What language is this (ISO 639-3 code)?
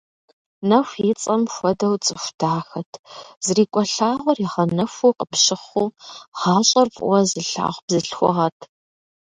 kbd